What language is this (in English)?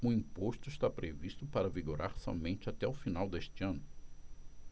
Portuguese